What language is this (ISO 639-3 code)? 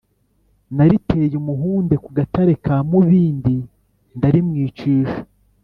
kin